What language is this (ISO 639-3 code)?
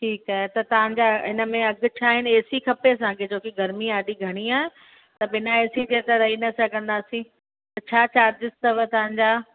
snd